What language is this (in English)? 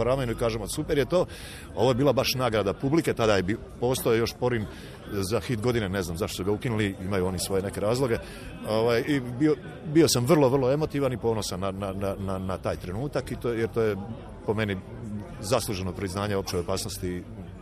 Croatian